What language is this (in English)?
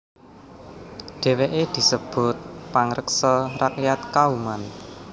Javanese